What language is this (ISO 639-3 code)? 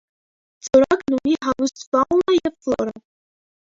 hye